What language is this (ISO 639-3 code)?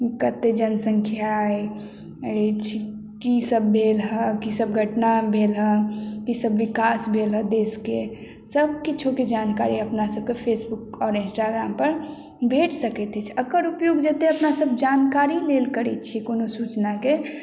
mai